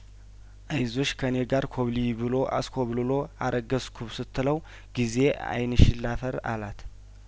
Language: Amharic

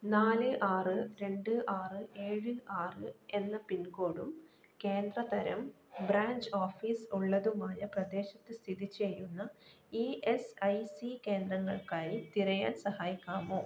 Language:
Malayalam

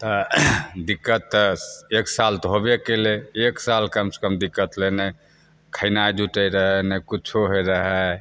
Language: Maithili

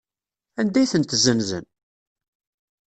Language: Kabyle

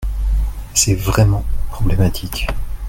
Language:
French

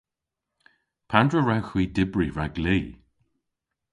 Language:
Cornish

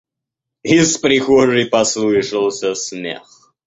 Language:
Russian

